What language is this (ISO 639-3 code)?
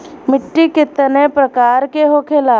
bho